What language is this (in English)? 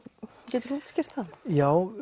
Icelandic